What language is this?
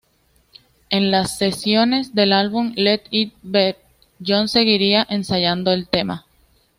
Spanish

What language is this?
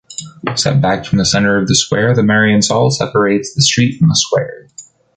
English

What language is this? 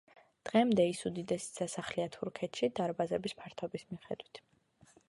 Georgian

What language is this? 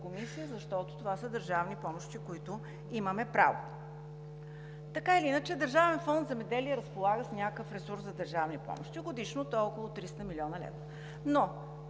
Bulgarian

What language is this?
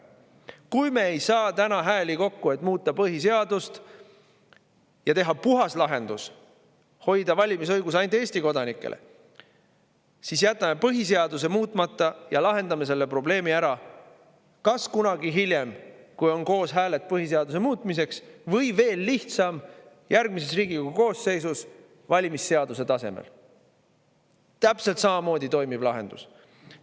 Estonian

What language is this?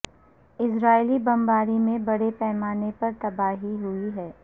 Urdu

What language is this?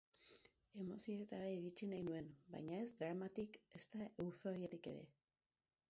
Basque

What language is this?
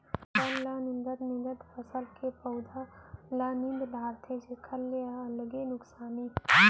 Chhattisgarhi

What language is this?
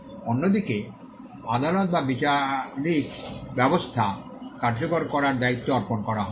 Bangla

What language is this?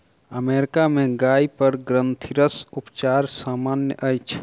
Maithili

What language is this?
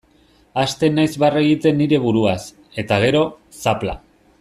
Basque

